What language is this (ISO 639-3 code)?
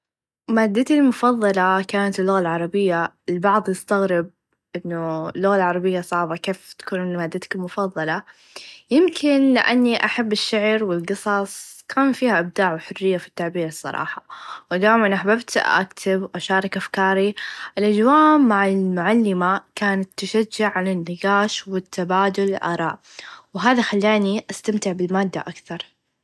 ars